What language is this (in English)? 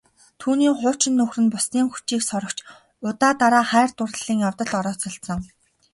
Mongolian